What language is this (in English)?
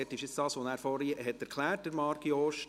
Swiss German